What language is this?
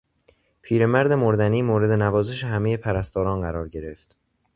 Persian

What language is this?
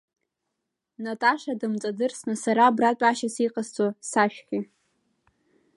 Abkhazian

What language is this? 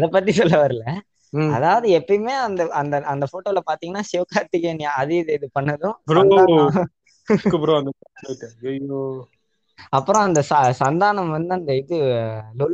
Tamil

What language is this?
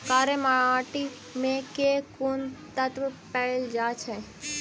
Maithili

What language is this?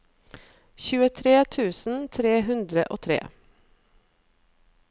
Norwegian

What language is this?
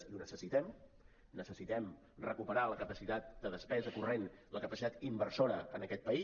Catalan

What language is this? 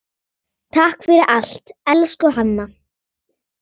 Icelandic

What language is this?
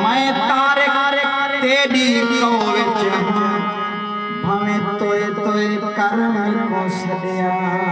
Thai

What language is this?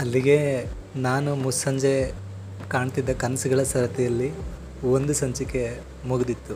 Kannada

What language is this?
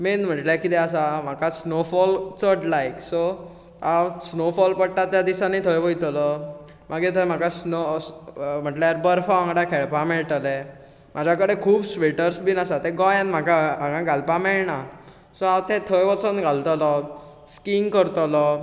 Konkani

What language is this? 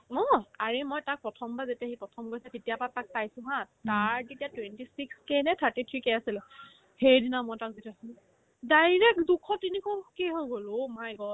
Assamese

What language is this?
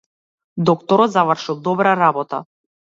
Macedonian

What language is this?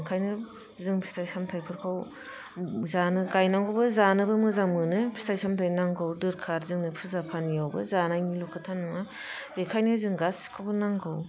Bodo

